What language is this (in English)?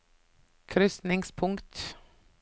Norwegian